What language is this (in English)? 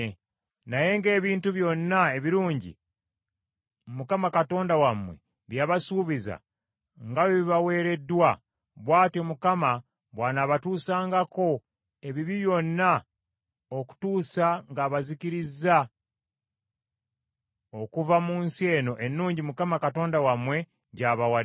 Ganda